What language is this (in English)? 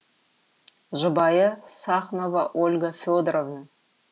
Kazakh